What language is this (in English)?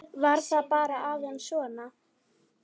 Icelandic